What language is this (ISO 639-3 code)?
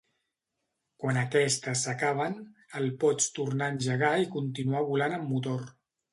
cat